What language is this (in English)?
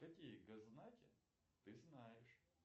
Russian